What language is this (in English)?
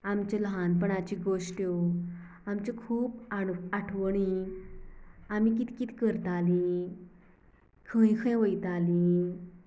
Konkani